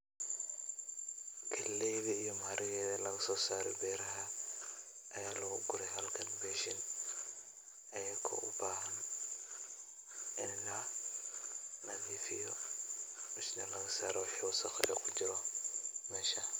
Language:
Somali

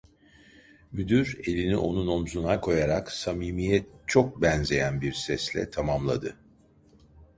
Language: Turkish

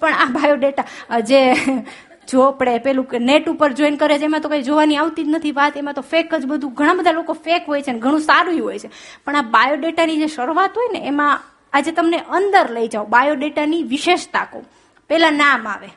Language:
Gujarati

